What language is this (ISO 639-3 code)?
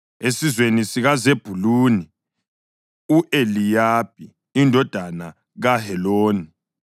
nde